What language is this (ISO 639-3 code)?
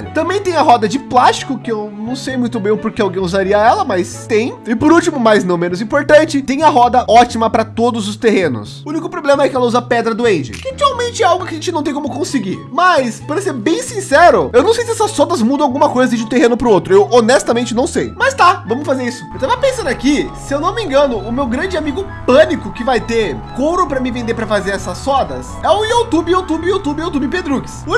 por